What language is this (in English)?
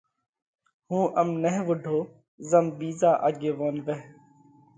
Parkari Koli